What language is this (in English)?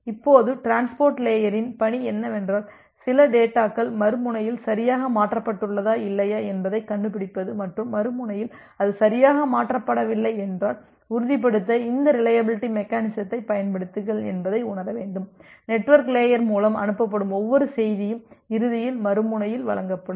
Tamil